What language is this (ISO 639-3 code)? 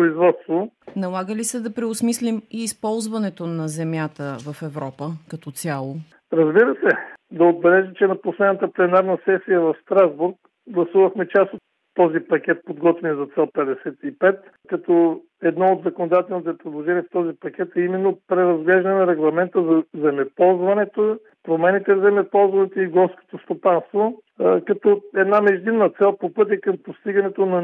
bul